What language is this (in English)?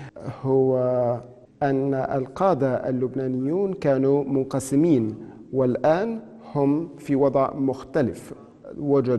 Arabic